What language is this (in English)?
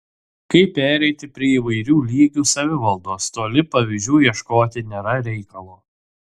Lithuanian